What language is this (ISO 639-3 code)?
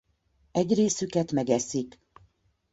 hun